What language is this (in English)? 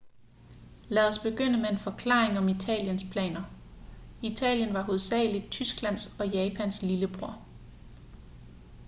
Danish